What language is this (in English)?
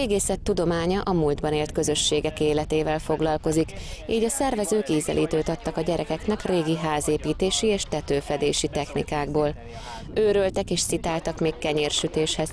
Hungarian